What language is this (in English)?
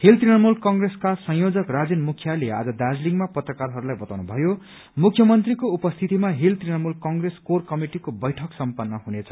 Nepali